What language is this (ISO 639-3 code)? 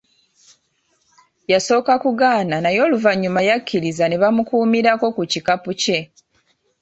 lug